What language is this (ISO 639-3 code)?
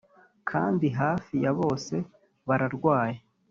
kin